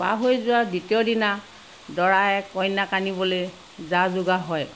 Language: Assamese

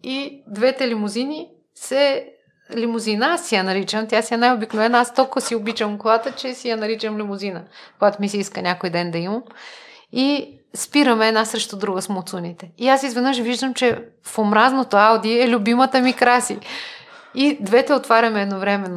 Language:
Bulgarian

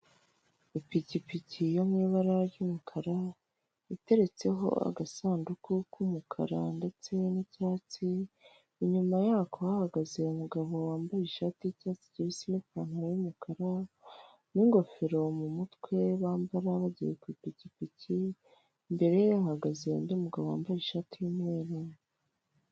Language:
Kinyarwanda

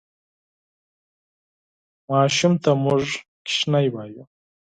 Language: Pashto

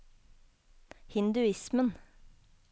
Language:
Norwegian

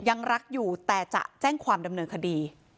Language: Thai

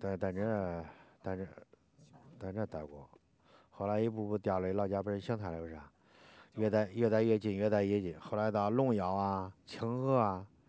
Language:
Chinese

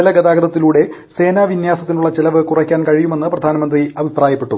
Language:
Malayalam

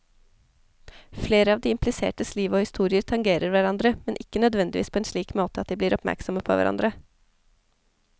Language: Norwegian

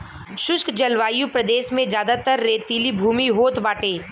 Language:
Bhojpuri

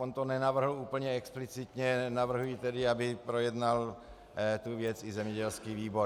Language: Czech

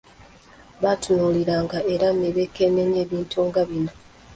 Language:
Ganda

